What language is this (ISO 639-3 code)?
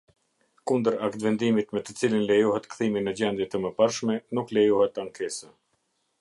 sqi